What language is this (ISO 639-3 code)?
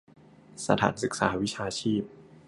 tha